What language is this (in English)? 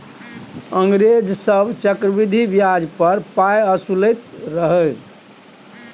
Maithili